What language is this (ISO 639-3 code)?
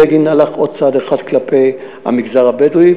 heb